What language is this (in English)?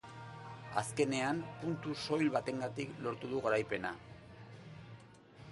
Basque